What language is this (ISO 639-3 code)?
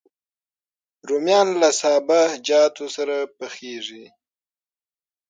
pus